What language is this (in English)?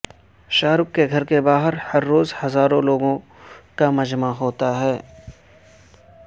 Urdu